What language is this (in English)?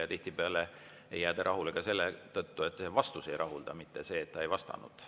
Estonian